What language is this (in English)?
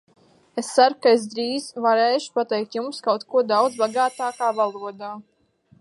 Latvian